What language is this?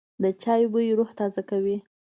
Pashto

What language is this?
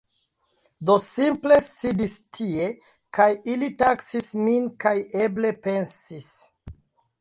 Esperanto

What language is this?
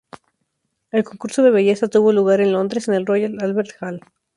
Spanish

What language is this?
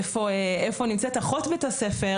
Hebrew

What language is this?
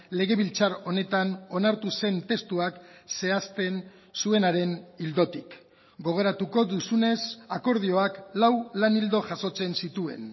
Basque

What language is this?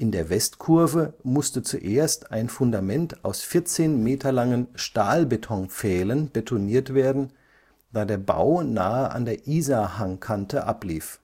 German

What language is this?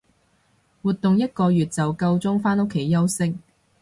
Cantonese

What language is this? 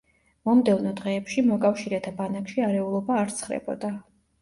Georgian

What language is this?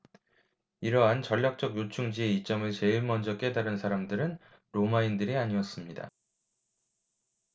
Korean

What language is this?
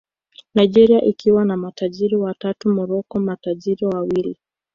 Swahili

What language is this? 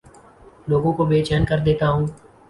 Urdu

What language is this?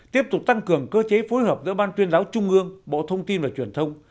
Vietnamese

